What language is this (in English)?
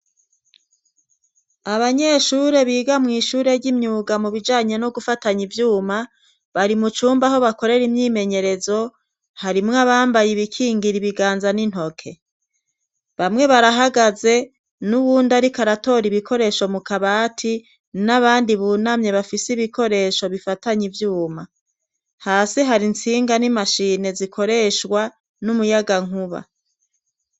Rundi